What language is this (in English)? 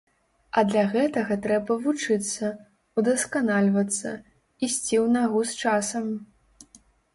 Belarusian